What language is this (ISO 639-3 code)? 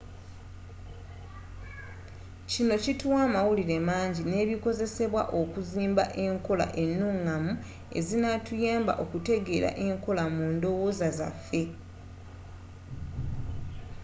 lug